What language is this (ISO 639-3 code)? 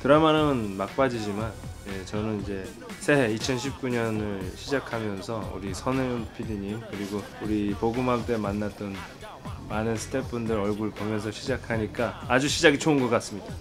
kor